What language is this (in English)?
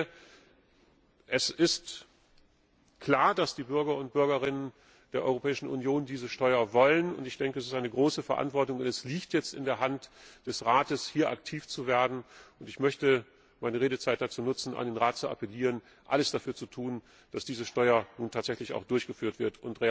German